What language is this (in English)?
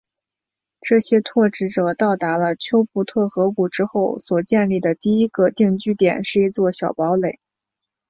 Chinese